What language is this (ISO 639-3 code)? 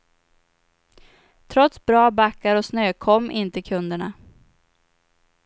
swe